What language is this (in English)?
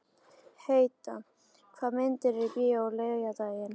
Icelandic